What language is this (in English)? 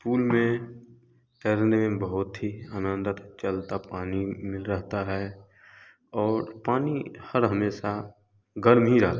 Hindi